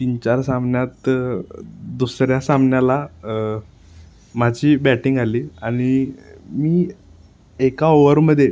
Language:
Marathi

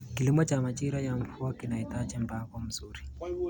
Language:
Kalenjin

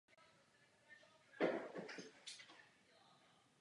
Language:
Czech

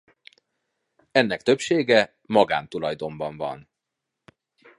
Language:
Hungarian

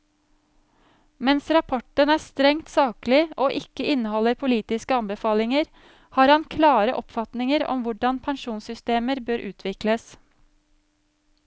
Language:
Norwegian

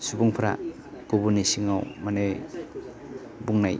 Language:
Bodo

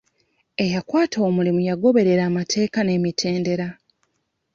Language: Ganda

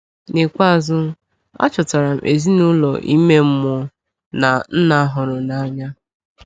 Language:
Igbo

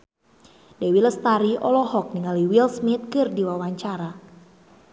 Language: Sundanese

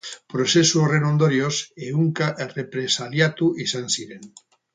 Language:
Basque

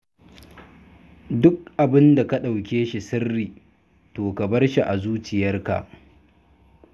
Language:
Hausa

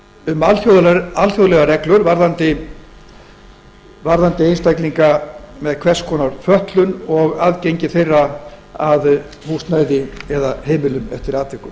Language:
Icelandic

